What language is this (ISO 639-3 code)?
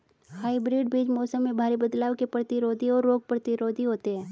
hin